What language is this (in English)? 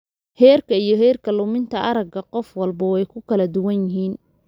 Somali